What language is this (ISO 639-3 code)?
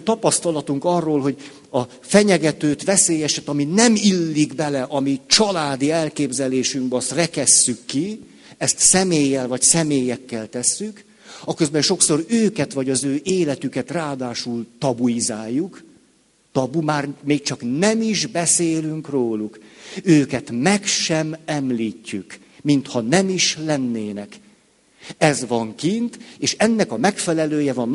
hun